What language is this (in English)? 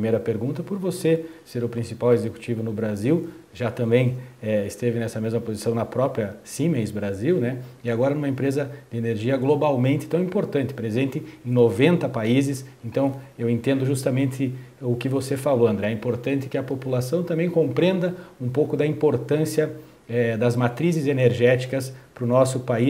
Portuguese